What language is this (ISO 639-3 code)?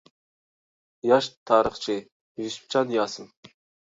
uig